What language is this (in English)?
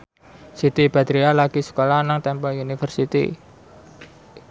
Javanese